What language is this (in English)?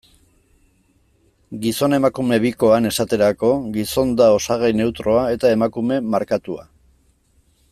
Basque